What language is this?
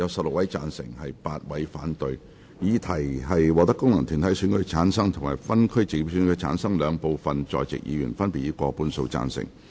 Cantonese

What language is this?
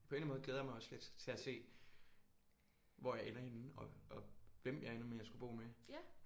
Danish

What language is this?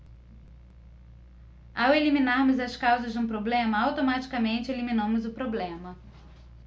Portuguese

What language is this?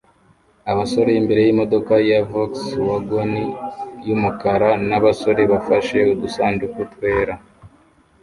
Kinyarwanda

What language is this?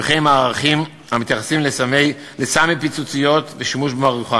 Hebrew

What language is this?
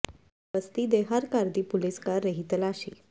Punjabi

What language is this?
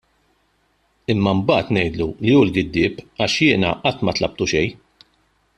Maltese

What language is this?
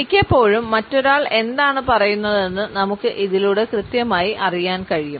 Malayalam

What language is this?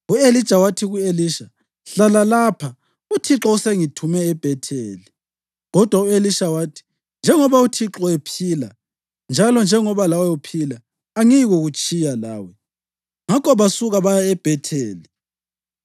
North Ndebele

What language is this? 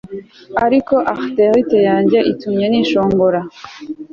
Kinyarwanda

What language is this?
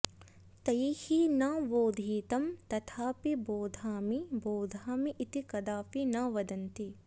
Sanskrit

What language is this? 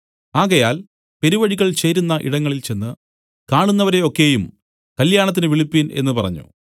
Malayalam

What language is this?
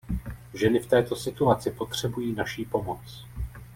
Czech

